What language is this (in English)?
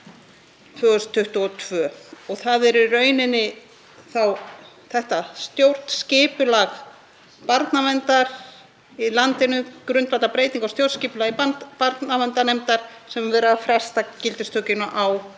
Icelandic